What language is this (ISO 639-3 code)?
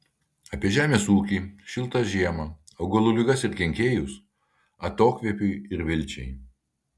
lit